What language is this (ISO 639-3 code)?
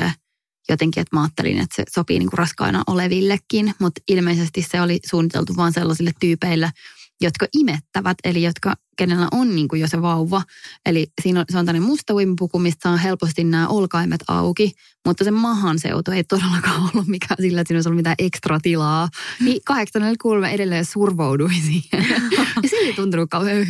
fin